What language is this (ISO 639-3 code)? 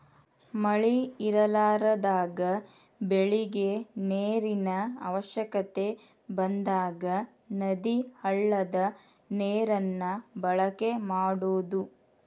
kan